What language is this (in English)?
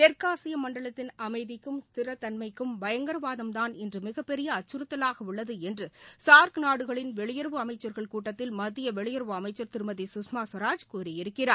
Tamil